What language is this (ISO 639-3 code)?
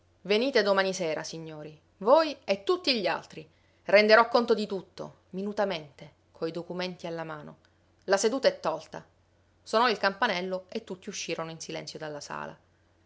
ita